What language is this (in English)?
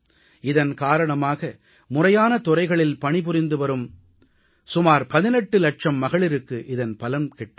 Tamil